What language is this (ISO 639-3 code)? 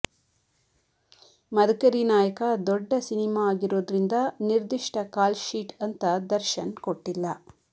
kan